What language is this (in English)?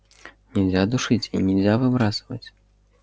Russian